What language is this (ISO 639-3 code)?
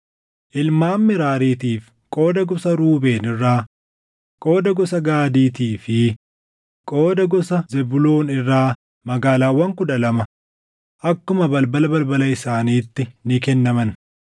orm